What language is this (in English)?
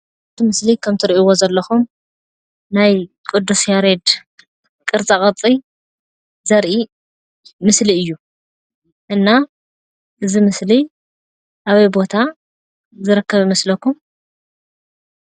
Tigrinya